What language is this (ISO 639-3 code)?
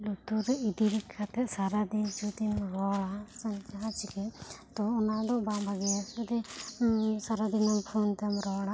sat